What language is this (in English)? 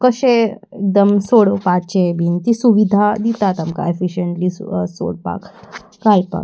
Konkani